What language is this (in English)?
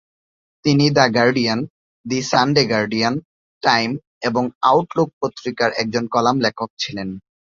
Bangla